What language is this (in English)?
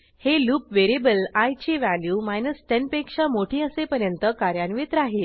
Marathi